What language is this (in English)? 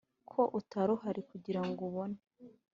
Kinyarwanda